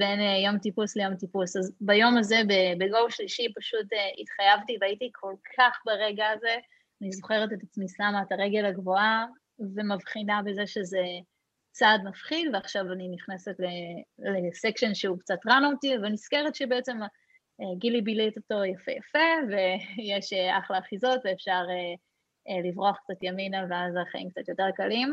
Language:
Hebrew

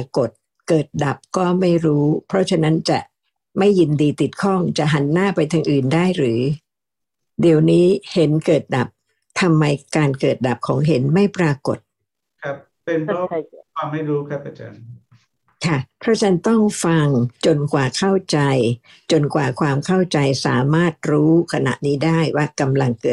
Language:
Thai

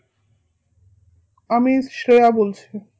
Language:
Bangla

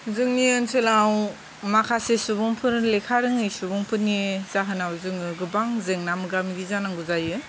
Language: Bodo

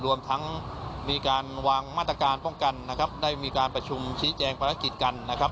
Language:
Thai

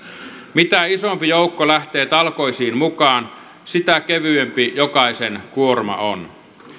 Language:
Finnish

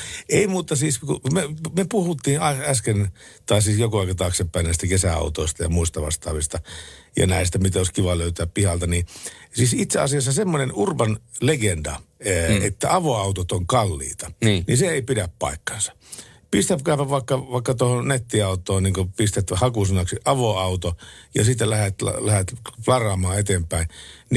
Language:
Finnish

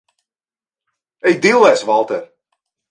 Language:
Latvian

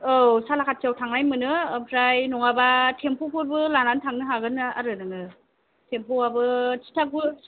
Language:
Bodo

